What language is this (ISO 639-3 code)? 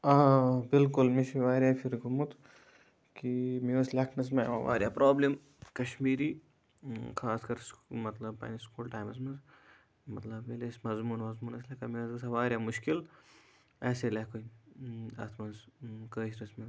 kas